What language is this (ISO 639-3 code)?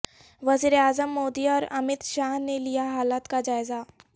urd